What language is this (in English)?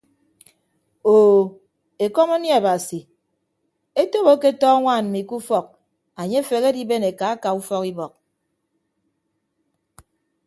Ibibio